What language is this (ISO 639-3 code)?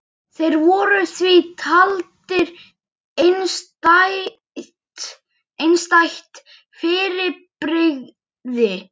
isl